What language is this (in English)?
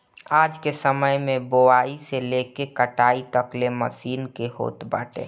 Bhojpuri